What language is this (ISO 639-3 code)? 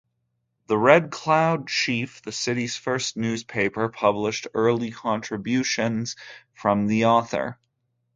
eng